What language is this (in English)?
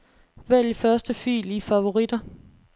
Danish